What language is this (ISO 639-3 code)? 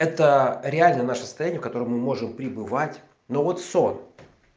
rus